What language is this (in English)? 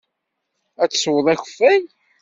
Kabyle